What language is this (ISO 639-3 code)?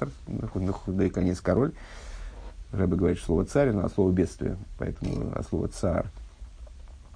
rus